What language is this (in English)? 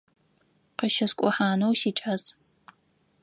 Adyghe